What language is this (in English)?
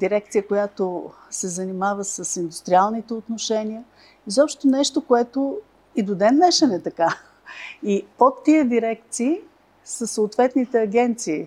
Bulgarian